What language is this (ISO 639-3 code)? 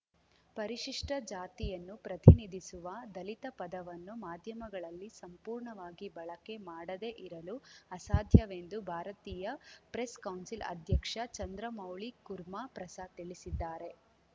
kan